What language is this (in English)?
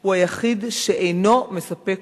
Hebrew